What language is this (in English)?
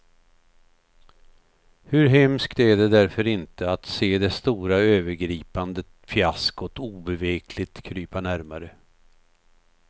Swedish